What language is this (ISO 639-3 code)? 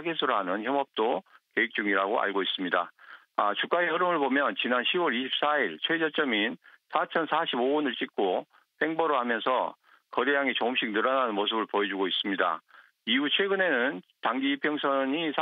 kor